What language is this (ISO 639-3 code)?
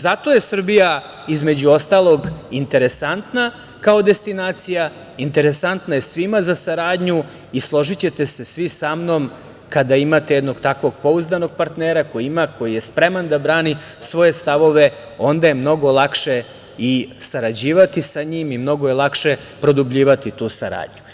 srp